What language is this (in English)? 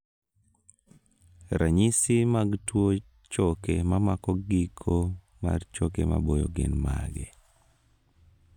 Luo (Kenya and Tanzania)